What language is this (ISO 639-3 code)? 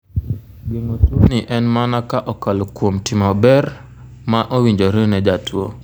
luo